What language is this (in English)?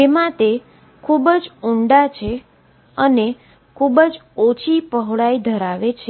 Gujarati